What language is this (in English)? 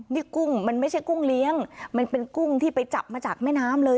Thai